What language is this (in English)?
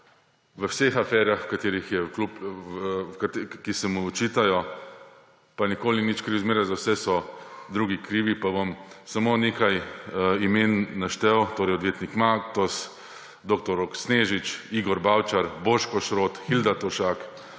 Slovenian